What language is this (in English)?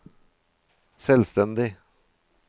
Norwegian